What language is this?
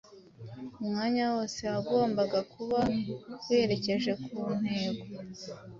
Kinyarwanda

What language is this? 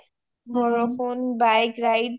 Assamese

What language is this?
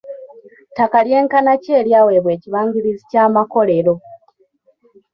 Ganda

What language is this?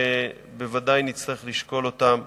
Hebrew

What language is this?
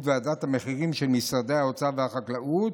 Hebrew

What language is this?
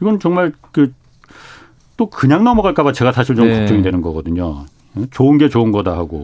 Korean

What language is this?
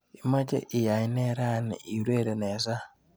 Kalenjin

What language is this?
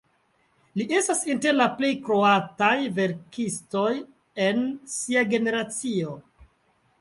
Esperanto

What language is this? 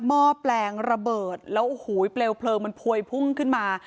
Thai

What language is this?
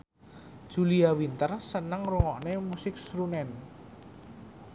Javanese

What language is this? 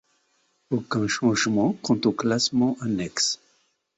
French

